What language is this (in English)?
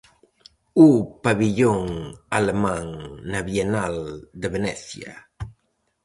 Galician